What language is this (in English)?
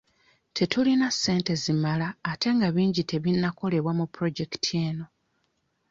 Ganda